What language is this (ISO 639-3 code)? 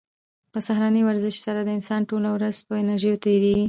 pus